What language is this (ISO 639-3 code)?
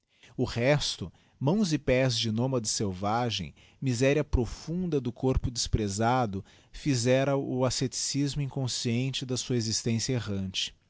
por